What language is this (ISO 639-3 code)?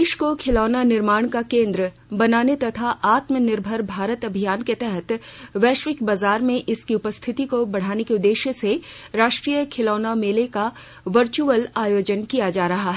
hin